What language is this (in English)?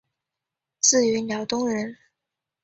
Chinese